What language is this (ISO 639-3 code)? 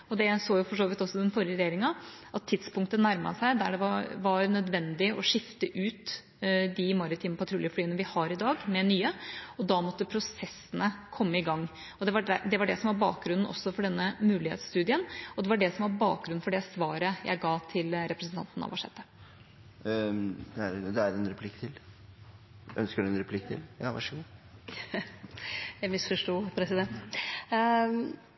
nor